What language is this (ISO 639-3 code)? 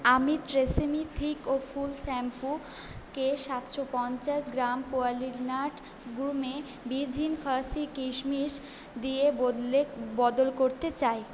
ben